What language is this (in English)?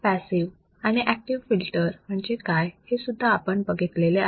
Marathi